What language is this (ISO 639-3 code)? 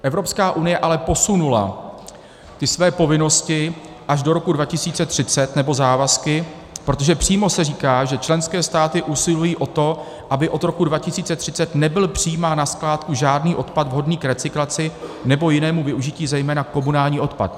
ces